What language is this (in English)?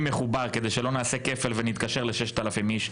Hebrew